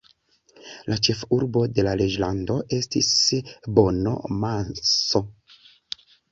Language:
Esperanto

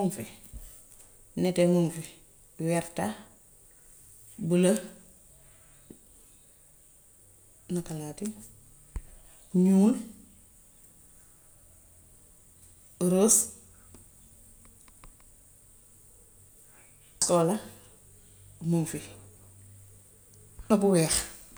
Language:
Gambian Wolof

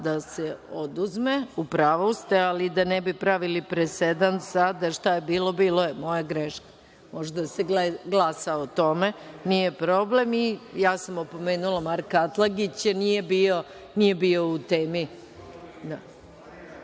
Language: Serbian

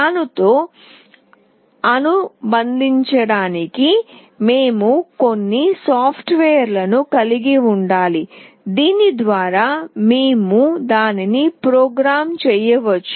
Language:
Telugu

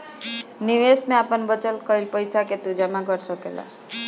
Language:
Bhojpuri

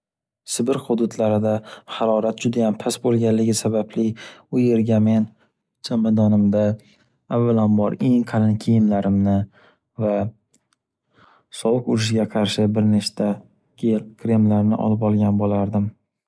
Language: Uzbek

